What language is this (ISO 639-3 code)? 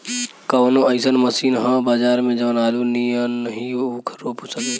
bho